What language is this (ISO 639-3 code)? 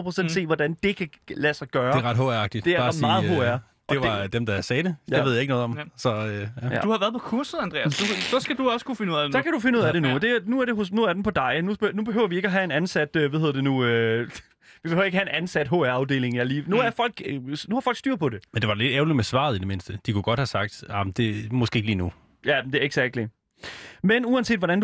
dan